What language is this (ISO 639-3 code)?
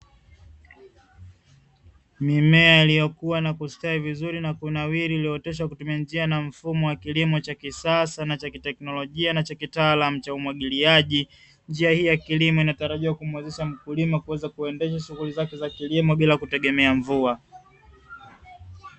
swa